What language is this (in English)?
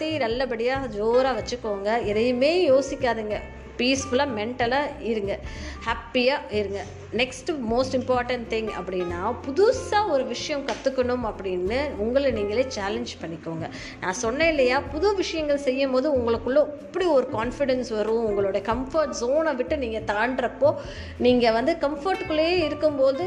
Tamil